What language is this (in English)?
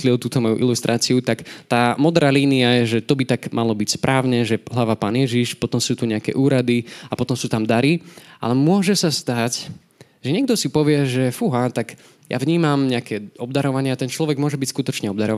Slovak